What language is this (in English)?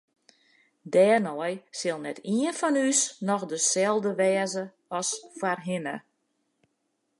Western Frisian